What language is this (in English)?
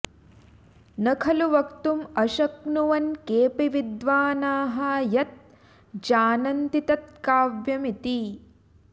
Sanskrit